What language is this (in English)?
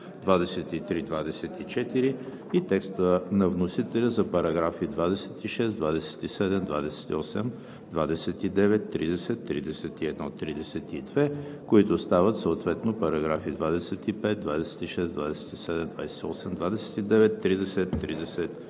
Bulgarian